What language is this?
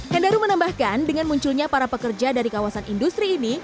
Indonesian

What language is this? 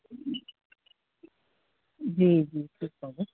Sindhi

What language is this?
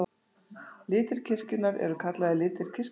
Icelandic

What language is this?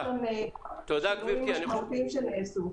Hebrew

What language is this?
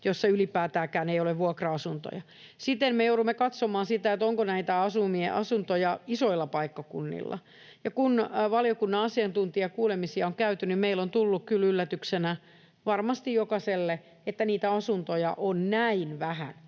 Finnish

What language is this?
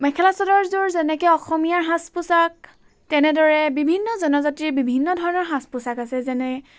Assamese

